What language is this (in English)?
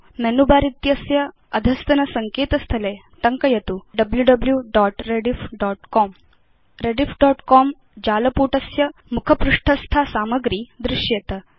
Sanskrit